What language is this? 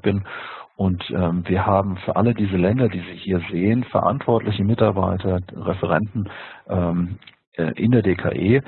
German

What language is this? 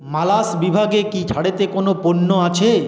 Bangla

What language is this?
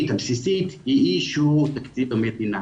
Hebrew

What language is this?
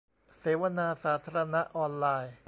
Thai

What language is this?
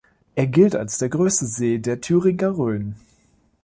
German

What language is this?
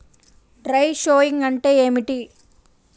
Telugu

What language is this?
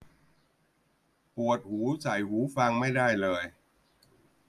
Thai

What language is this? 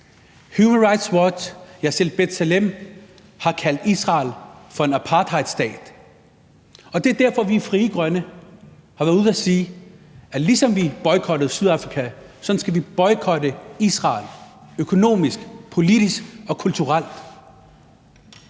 Danish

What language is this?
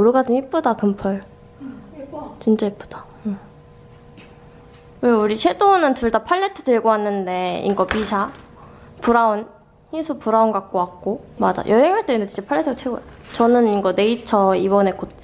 Korean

